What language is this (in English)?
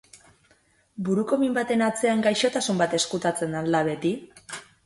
Basque